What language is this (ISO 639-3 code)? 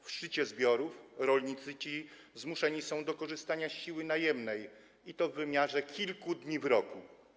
pol